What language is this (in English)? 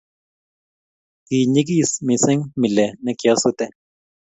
Kalenjin